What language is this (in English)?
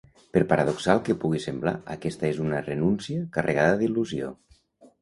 Catalan